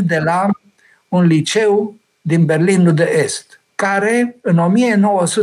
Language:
Romanian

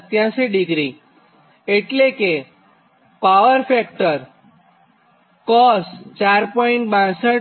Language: Gujarati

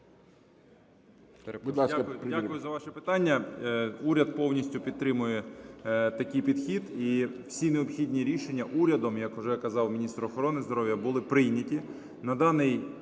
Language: Ukrainian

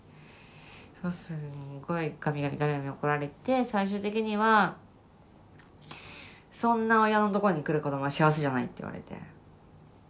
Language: Japanese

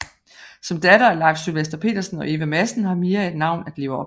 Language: Danish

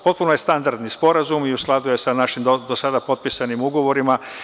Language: Serbian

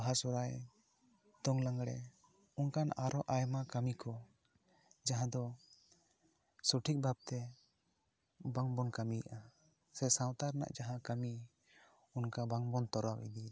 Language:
Santali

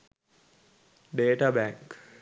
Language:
Sinhala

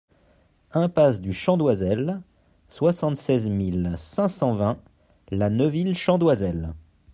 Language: French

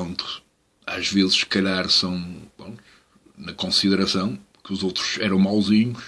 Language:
Portuguese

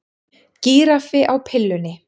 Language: Icelandic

